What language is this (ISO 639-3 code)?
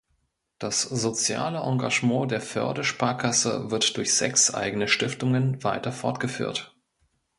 deu